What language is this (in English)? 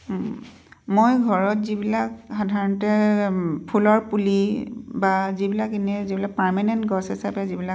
Assamese